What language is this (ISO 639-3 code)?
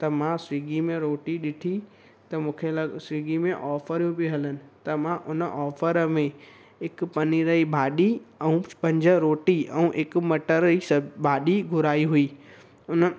snd